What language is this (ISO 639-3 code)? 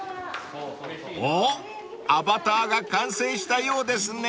jpn